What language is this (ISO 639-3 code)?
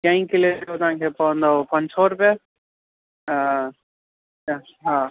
snd